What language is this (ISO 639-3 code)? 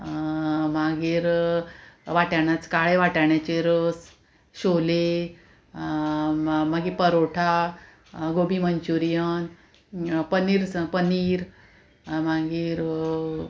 kok